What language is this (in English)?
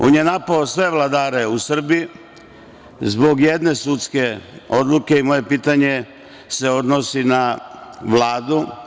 Serbian